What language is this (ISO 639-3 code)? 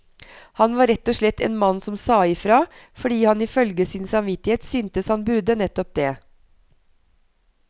nor